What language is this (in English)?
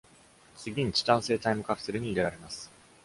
Japanese